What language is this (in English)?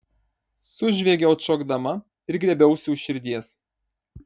Lithuanian